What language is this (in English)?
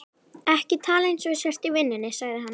Icelandic